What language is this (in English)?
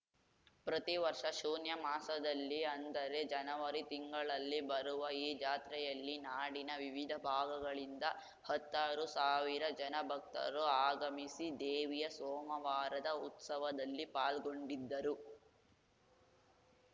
Kannada